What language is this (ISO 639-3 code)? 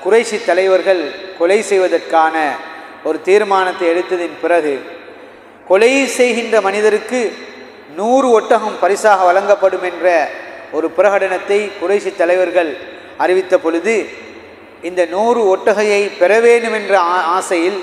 ara